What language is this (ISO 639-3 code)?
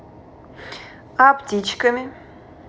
rus